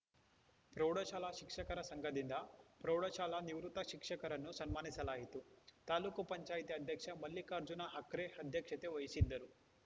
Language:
Kannada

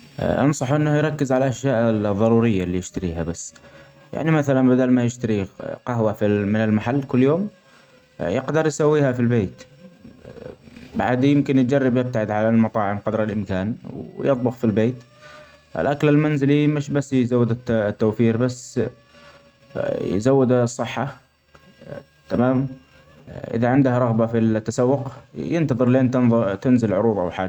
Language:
Omani Arabic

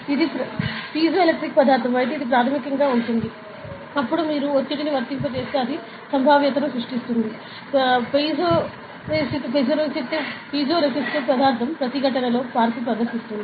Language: Telugu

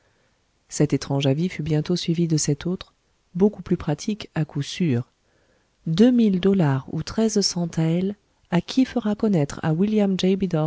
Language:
French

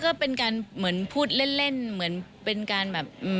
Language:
Thai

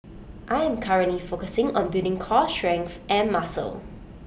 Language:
English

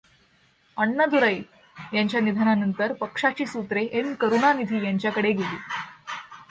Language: Marathi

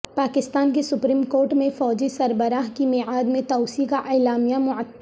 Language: Urdu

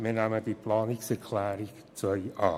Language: Swiss German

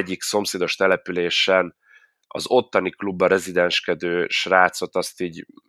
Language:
Hungarian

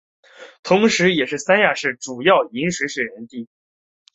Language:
Chinese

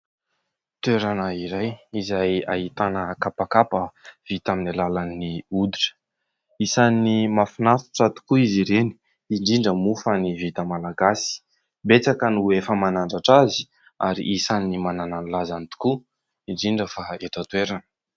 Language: Malagasy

